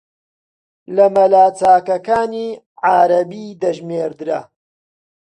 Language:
Central Kurdish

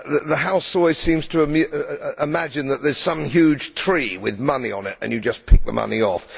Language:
English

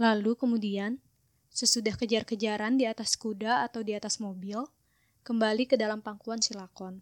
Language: Indonesian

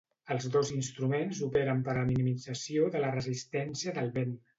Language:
Catalan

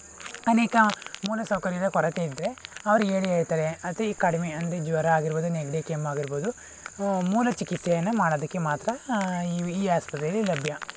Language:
Kannada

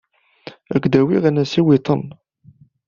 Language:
Kabyle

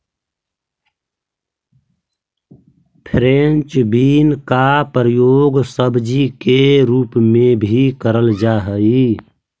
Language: Magahi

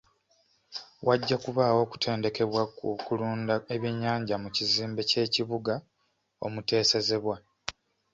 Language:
Ganda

